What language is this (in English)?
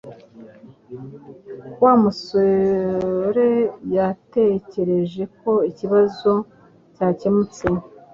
Kinyarwanda